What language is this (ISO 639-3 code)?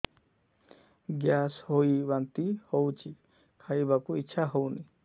ori